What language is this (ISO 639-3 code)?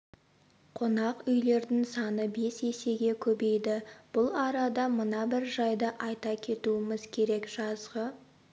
kaz